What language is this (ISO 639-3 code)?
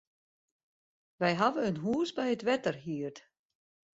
fry